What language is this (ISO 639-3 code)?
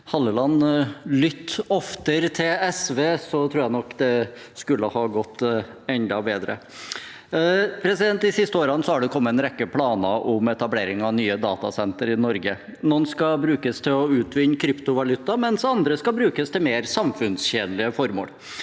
nor